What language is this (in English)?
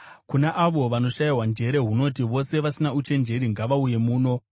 Shona